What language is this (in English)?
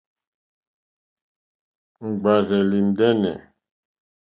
Mokpwe